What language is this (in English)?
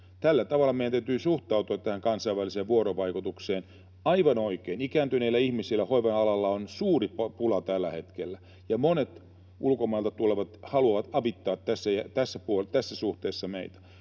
Finnish